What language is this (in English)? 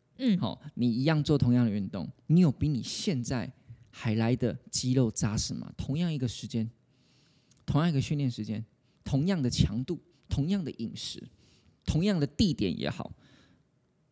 Chinese